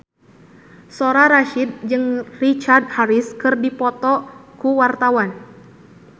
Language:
Sundanese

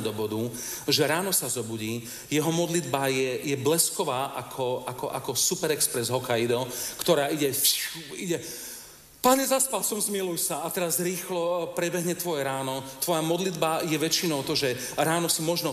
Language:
Slovak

